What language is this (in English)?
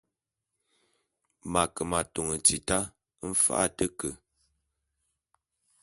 Bulu